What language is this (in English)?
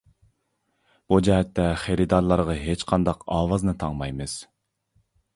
Uyghur